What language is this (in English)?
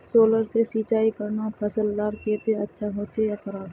Magahi